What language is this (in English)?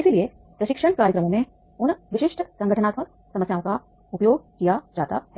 Hindi